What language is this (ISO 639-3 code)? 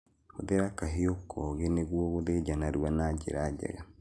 kik